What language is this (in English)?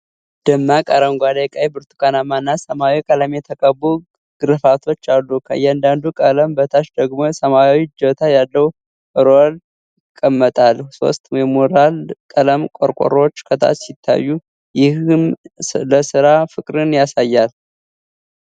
Amharic